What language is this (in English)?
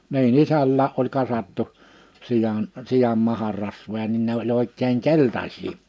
Finnish